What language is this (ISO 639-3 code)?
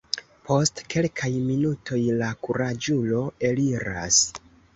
epo